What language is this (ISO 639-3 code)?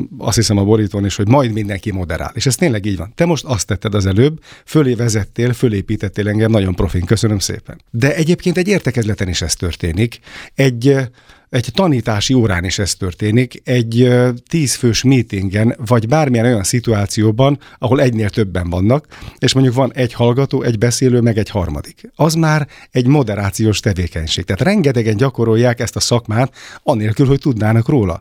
hun